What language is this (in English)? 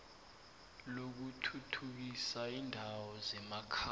South Ndebele